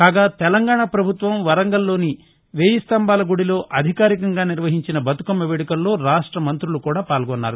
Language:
Telugu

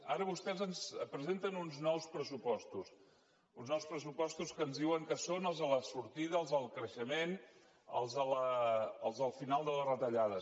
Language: Catalan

